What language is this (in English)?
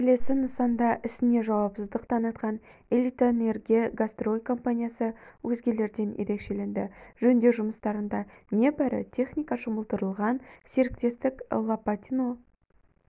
Kazakh